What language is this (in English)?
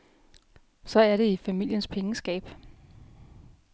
Danish